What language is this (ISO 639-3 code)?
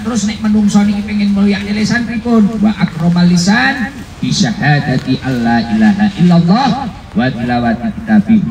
ind